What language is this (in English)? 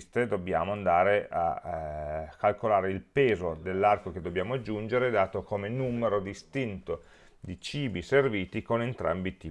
Italian